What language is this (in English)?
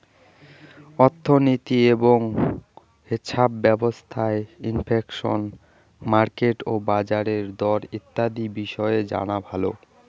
Bangla